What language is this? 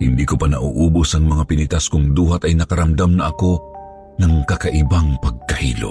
Filipino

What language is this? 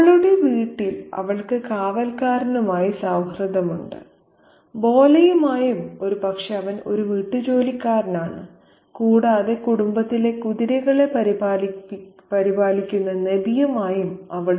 Malayalam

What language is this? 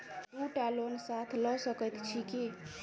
Maithili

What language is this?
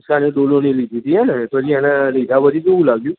Gujarati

